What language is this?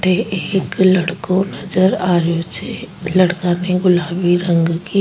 Rajasthani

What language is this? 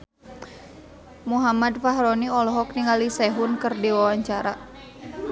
Sundanese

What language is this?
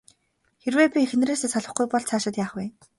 Mongolian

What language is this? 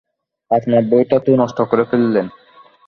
Bangla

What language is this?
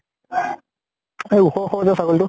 Assamese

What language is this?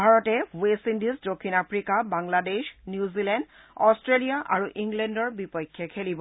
Assamese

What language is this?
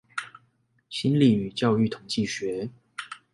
Chinese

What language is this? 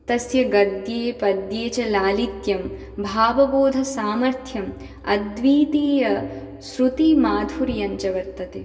Sanskrit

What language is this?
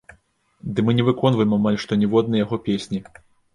Belarusian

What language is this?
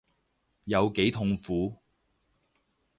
Cantonese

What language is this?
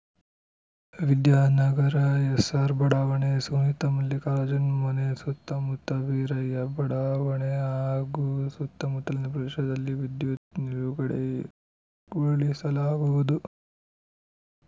Kannada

